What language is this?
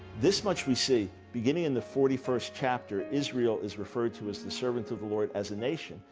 English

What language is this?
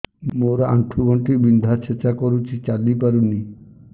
Odia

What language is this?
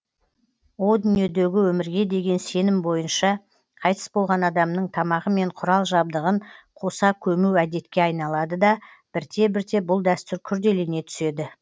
Kazakh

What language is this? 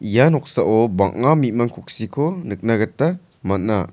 Garo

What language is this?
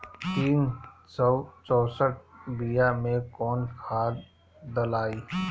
Bhojpuri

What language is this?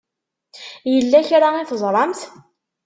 Kabyle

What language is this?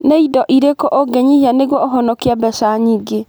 Kikuyu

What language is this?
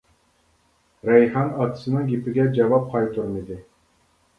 Uyghur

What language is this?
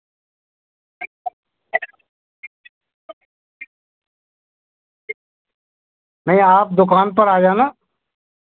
Hindi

